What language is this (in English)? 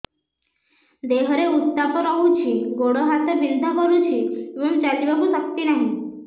Odia